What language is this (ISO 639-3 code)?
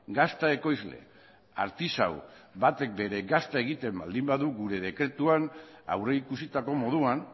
eus